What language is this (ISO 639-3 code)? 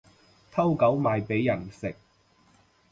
yue